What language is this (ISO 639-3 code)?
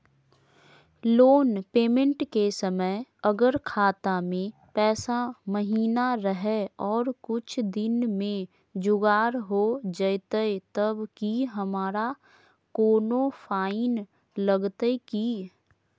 mag